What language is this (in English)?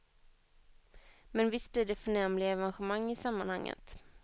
Swedish